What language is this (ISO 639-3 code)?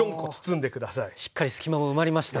jpn